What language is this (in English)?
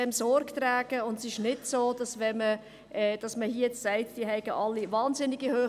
Swiss German